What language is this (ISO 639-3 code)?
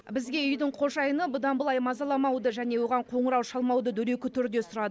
kaz